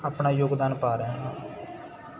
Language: Punjabi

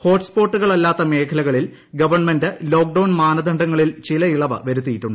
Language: Malayalam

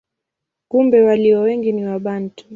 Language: Swahili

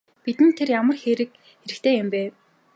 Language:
Mongolian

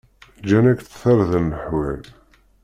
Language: Kabyle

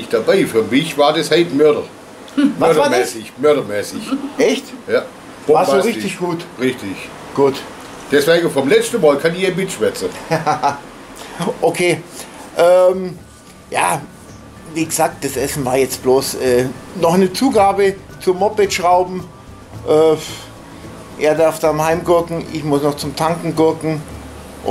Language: German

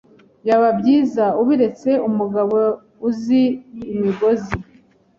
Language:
Kinyarwanda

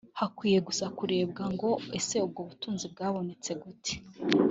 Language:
Kinyarwanda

